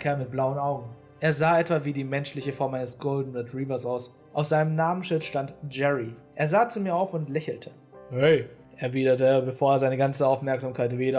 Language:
German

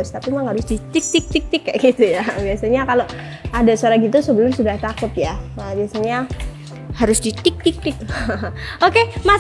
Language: Indonesian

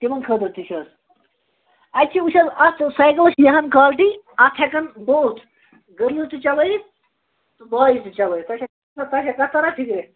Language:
Kashmiri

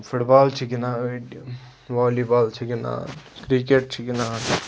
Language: Kashmiri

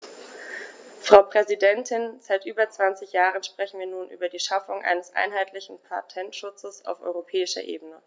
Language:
German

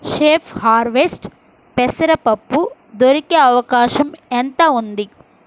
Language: Telugu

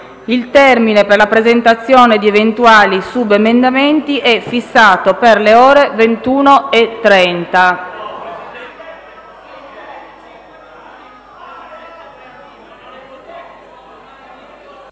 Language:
Italian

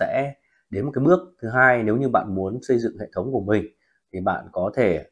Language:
Vietnamese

